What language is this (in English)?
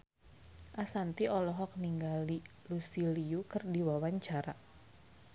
Sundanese